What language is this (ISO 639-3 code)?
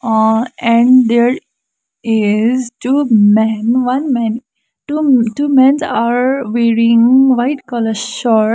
eng